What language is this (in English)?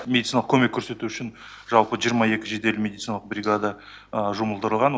Kazakh